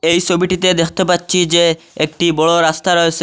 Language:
Bangla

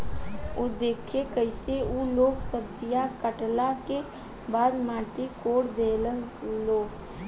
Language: Bhojpuri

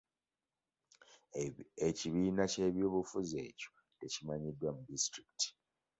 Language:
Ganda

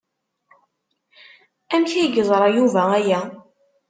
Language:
Kabyle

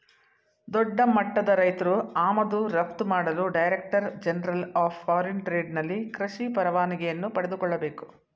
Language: Kannada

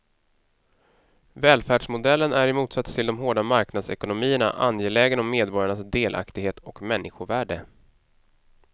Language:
Swedish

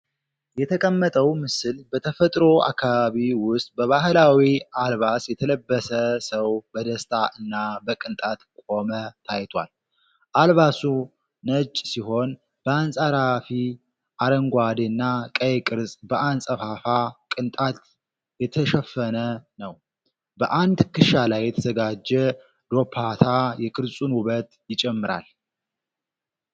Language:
Amharic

